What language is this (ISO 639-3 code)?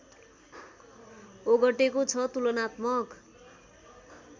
nep